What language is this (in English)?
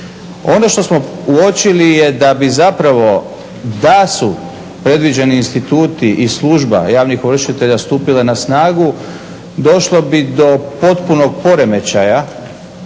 Croatian